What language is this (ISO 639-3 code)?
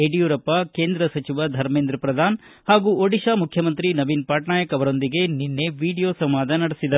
kan